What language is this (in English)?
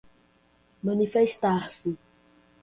Portuguese